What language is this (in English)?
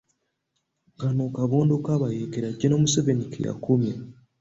Ganda